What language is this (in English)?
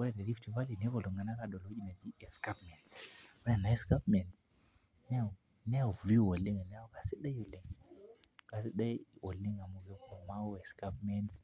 Masai